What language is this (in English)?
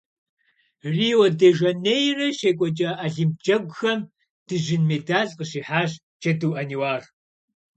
Kabardian